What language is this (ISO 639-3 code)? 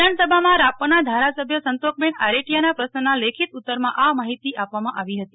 guj